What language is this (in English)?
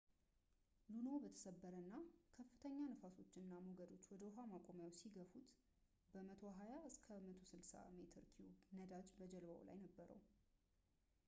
Amharic